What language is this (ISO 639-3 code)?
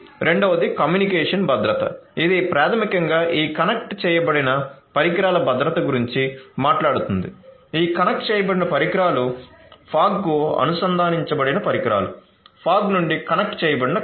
tel